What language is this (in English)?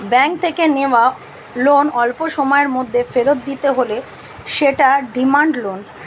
Bangla